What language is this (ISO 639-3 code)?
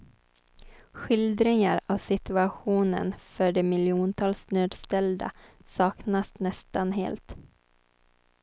swe